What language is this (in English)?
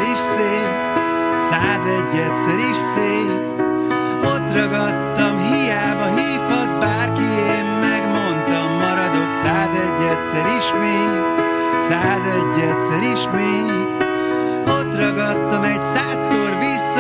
Hungarian